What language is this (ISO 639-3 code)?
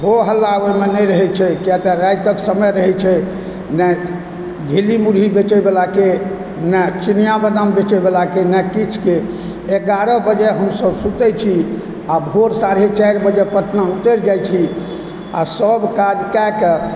mai